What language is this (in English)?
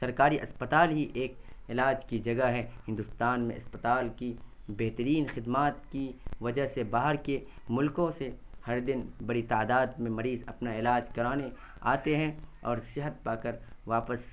Urdu